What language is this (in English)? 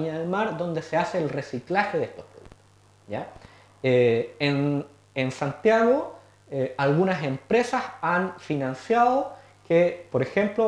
Spanish